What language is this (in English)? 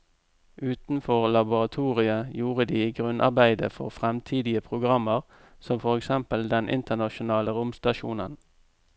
Norwegian